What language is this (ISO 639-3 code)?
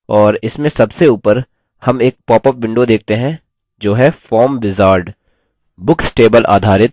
hin